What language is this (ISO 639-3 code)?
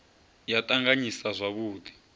ven